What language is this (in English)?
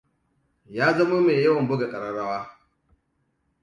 Hausa